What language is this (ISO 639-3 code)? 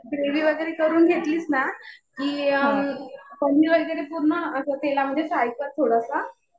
mar